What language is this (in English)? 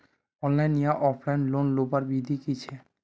Magahi